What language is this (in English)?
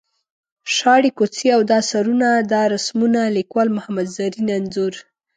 Pashto